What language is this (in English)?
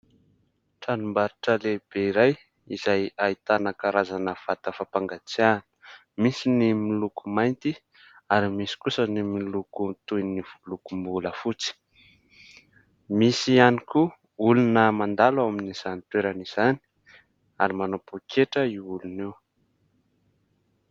Malagasy